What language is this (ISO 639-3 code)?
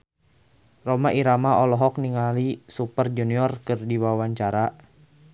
sun